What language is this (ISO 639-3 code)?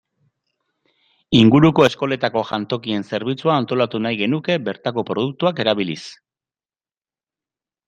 eus